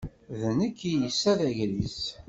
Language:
Kabyle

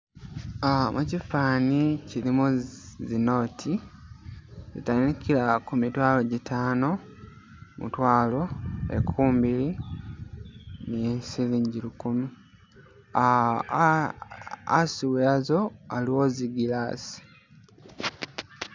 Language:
Masaaba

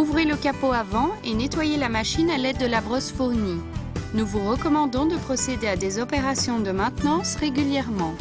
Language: French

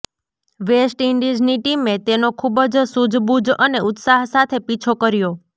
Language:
Gujarati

